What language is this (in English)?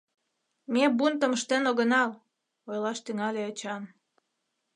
Mari